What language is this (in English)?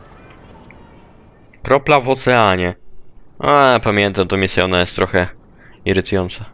Polish